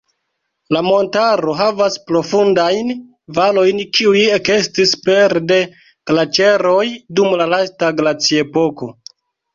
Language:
Esperanto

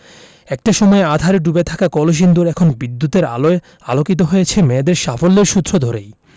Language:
Bangla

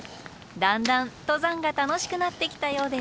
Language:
Japanese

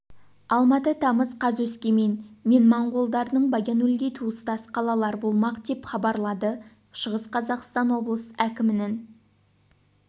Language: Kazakh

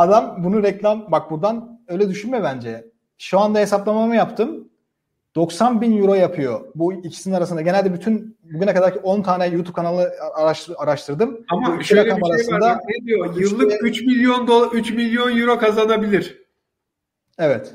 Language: Turkish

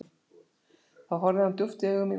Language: Icelandic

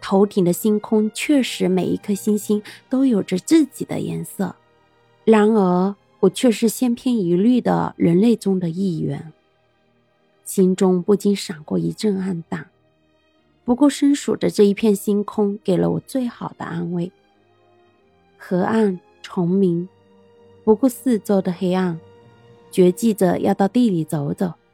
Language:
Chinese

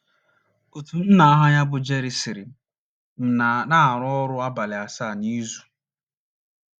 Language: Igbo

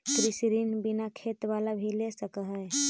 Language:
Magahi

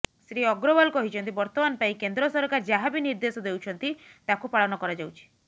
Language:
Odia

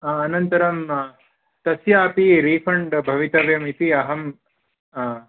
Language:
Sanskrit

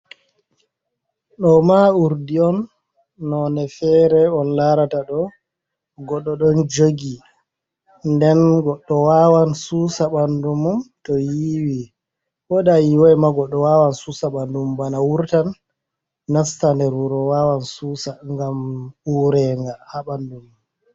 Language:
Fula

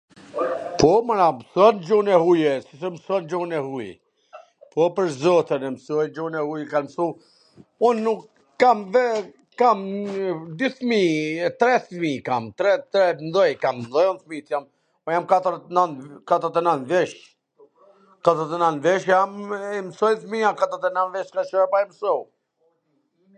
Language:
Gheg Albanian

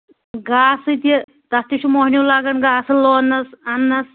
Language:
Kashmiri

